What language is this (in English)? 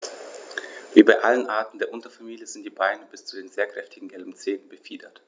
German